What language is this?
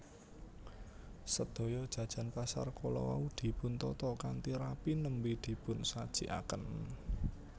Javanese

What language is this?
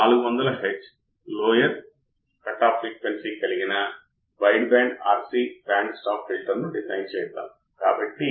Telugu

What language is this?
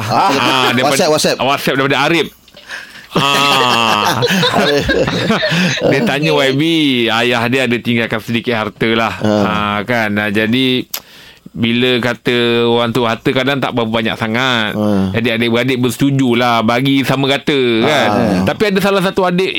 Malay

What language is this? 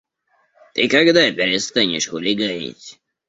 Russian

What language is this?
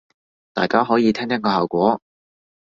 Cantonese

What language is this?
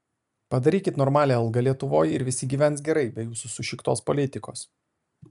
Lithuanian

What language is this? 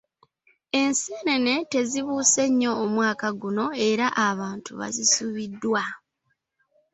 Ganda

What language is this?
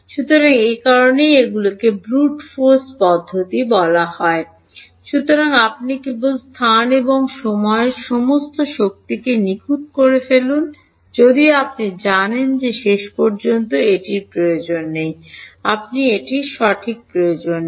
Bangla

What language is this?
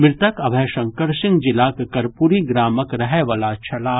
Maithili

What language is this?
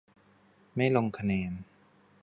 Thai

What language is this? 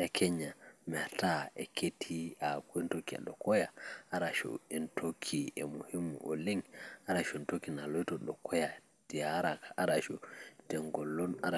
Masai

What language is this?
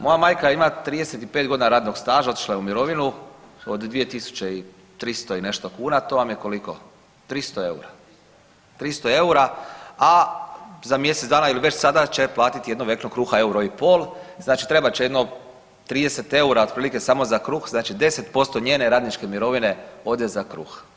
Croatian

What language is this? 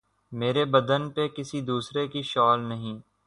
Urdu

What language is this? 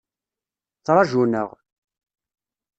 Kabyle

